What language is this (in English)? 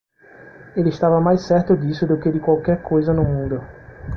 Portuguese